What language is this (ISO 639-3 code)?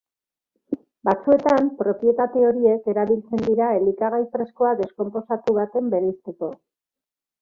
eus